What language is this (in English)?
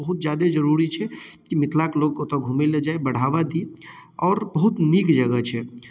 Maithili